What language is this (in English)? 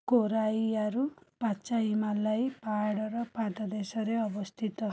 Odia